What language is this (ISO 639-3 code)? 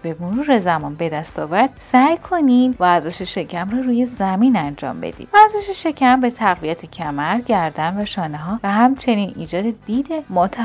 fas